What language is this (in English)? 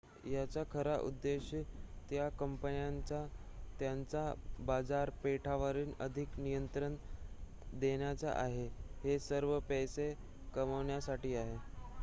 Marathi